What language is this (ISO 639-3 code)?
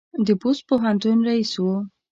pus